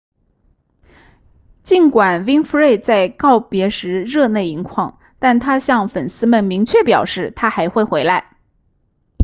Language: Chinese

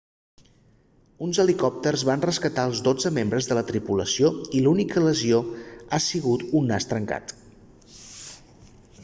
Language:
Catalan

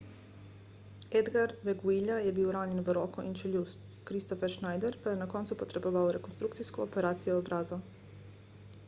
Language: Slovenian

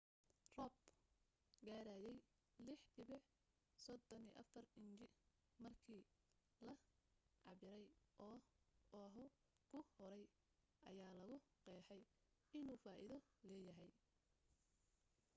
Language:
Somali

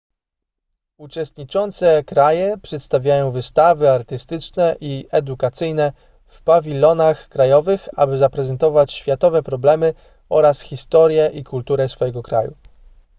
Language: Polish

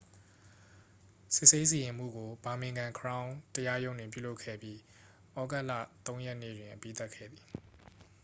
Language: Burmese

